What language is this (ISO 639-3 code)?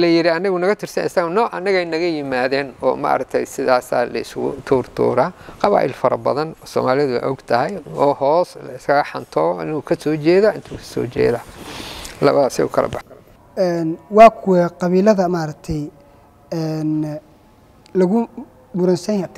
ara